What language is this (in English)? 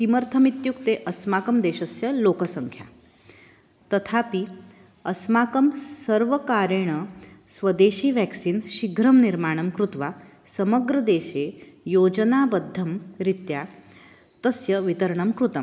Sanskrit